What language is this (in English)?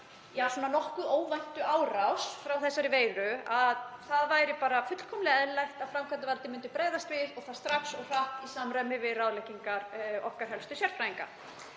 Icelandic